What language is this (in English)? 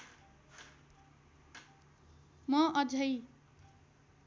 Nepali